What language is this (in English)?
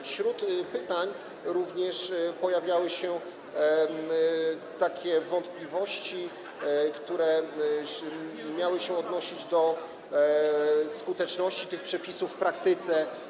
Polish